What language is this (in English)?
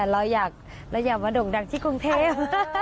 Thai